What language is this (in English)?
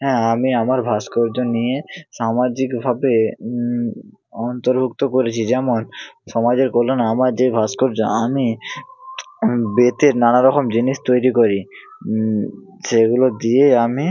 Bangla